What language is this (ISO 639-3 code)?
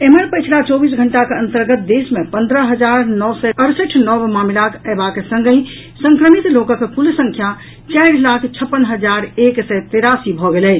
mai